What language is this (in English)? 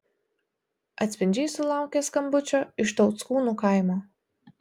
Lithuanian